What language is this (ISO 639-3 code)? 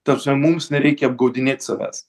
lit